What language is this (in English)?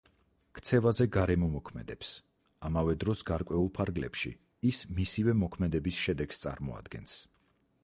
Georgian